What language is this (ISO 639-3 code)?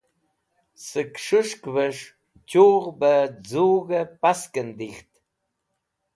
wbl